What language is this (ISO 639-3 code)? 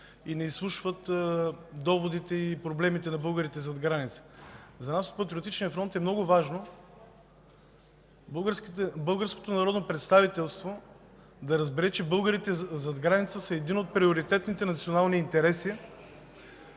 bul